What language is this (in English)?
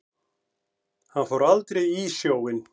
Icelandic